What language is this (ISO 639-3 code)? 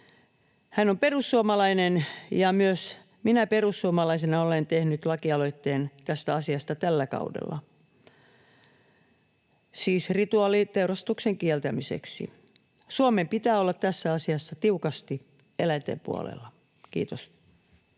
fin